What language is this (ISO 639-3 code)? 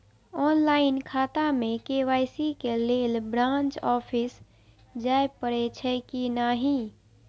mai